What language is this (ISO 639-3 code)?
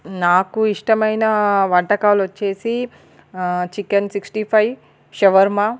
tel